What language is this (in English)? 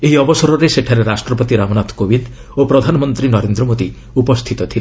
Odia